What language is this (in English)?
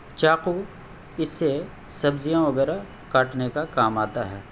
Urdu